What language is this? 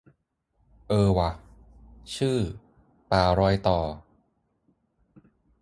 Thai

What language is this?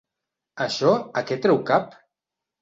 Catalan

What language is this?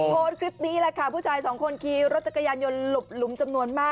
Thai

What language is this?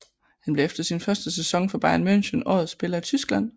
Danish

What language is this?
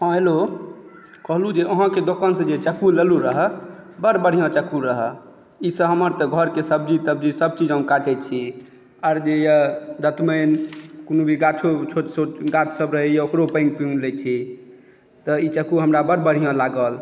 Maithili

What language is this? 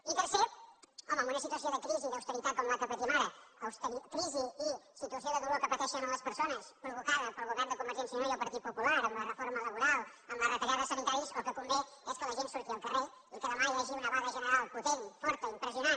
Catalan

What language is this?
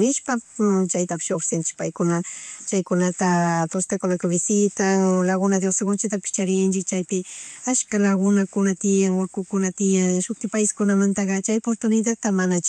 Chimborazo Highland Quichua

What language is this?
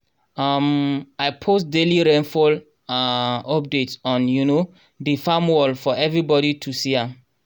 Nigerian Pidgin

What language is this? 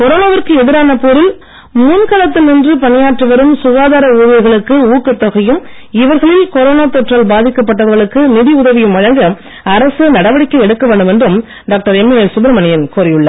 Tamil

